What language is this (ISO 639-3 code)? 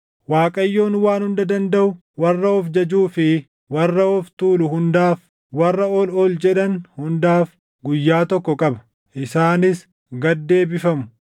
orm